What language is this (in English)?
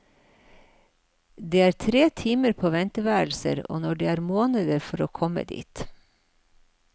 Norwegian